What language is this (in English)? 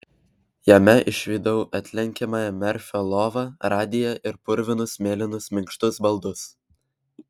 Lithuanian